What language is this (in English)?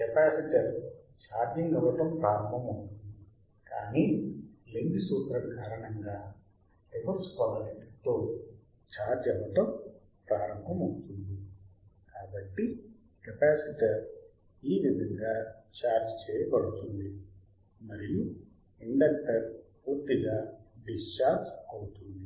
Telugu